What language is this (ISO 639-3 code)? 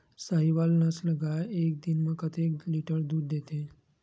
hne